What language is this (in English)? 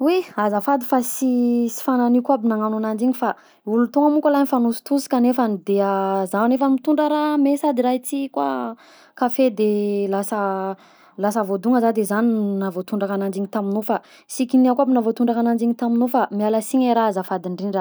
Southern Betsimisaraka Malagasy